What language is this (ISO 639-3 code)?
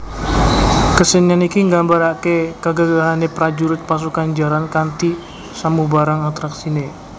jav